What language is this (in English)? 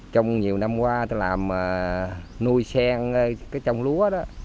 Vietnamese